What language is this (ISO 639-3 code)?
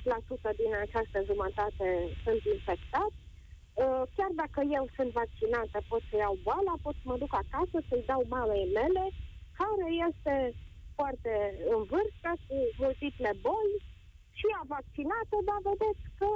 ron